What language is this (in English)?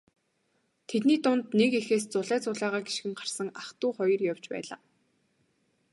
Mongolian